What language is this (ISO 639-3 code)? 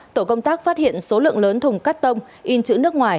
vie